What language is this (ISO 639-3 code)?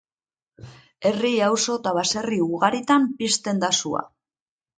eus